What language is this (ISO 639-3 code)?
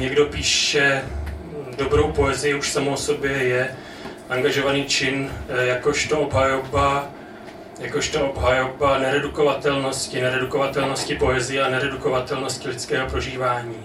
ces